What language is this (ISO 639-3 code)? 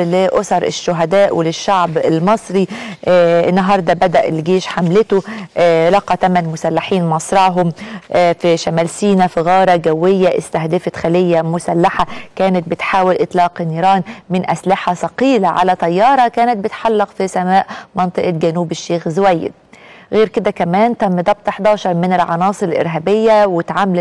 ara